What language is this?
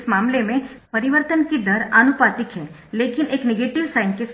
Hindi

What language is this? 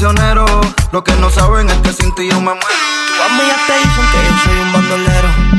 Italian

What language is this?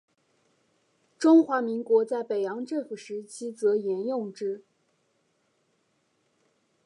Chinese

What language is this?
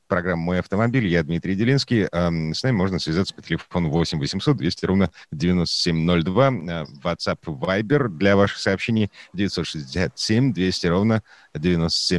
Russian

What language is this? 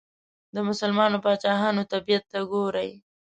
Pashto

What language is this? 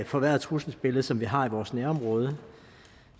Danish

